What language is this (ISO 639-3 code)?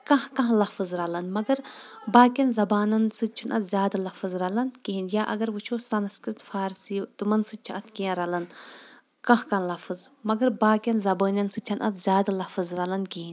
kas